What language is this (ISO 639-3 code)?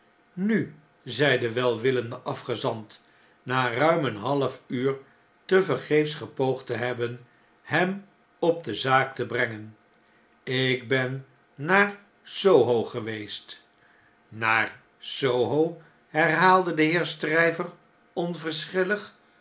nld